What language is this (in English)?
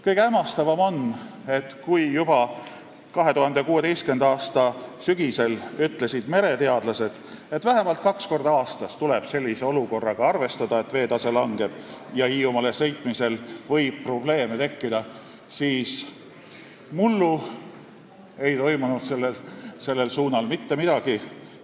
Estonian